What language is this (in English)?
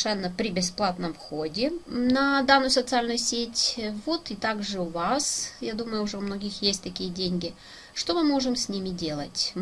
Russian